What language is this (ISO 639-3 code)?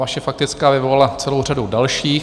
ces